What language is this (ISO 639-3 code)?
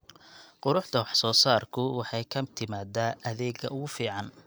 som